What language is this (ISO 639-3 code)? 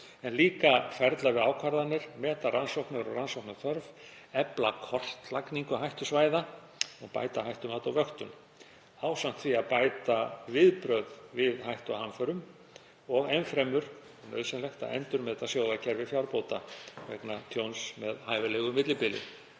isl